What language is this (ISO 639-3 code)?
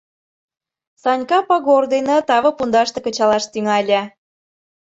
chm